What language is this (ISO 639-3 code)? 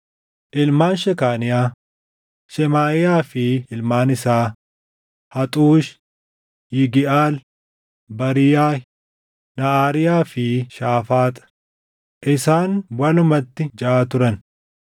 orm